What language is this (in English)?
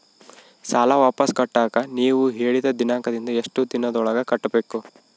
Kannada